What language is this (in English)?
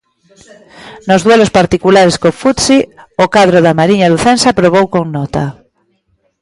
Galician